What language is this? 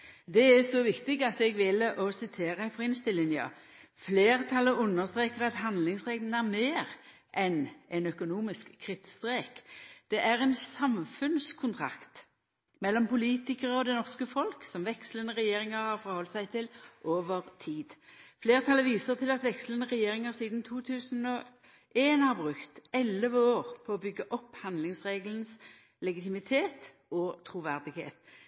Norwegian Nynorsk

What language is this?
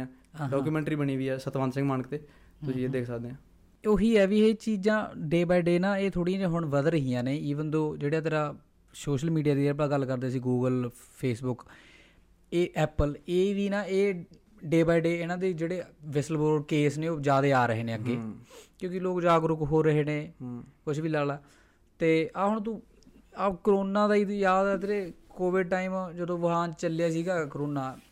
Punjabi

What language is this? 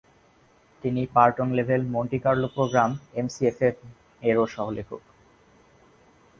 Bangla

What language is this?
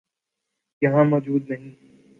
Urdu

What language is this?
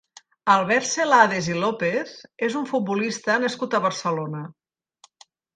Catalan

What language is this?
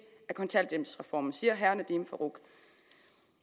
Danish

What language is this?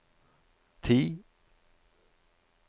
Norwegian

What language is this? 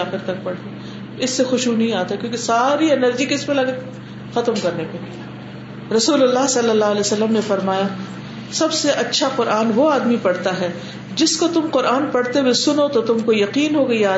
Urdu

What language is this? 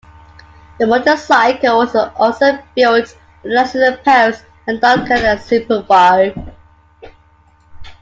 English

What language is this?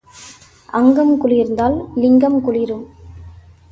Tamil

